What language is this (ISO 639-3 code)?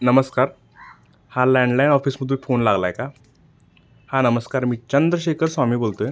mar